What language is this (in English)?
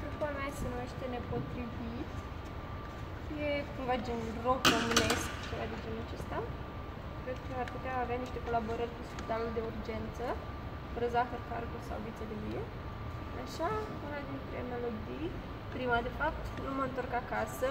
Romanian